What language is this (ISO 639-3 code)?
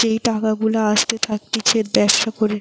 ben